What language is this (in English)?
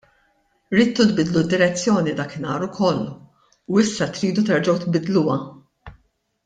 Maltese